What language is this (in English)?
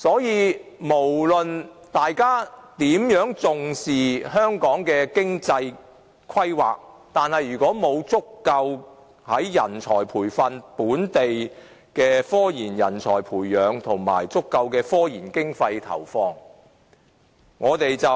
Cantonese